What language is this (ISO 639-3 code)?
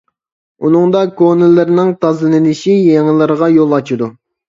uig